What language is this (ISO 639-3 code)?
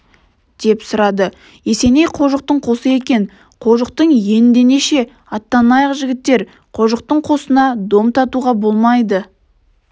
kaz